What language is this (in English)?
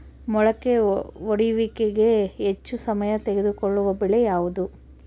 Kannada